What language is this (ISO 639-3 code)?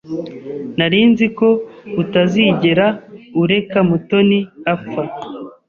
kin